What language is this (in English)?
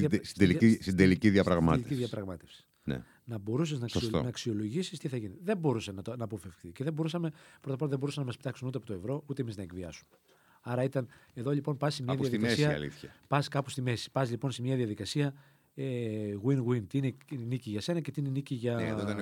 Greek